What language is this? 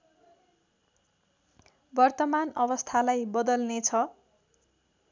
Nepali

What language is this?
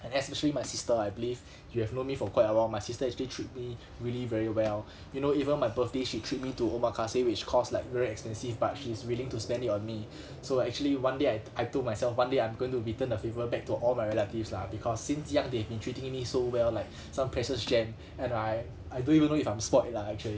English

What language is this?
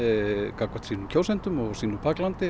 Icelandic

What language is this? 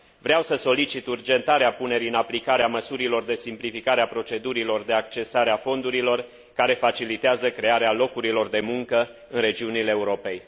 Romanian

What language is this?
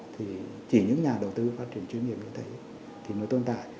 Vietnamese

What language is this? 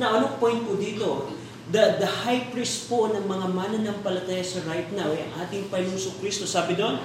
Filipino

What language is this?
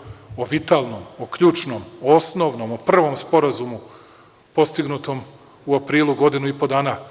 Serbian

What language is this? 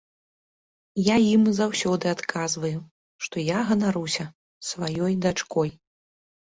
Belarusian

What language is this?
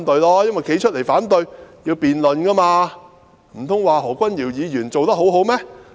Cantonese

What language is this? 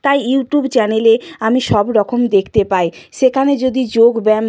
Bangla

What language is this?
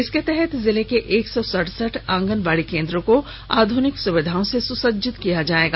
Hindi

